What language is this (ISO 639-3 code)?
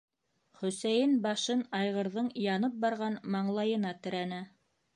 bak